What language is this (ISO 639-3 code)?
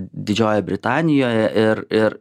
lit